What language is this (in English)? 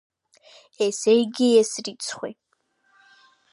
Georgian